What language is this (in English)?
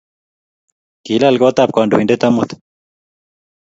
Kalenjin